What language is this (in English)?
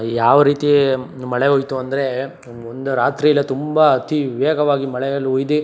Kannada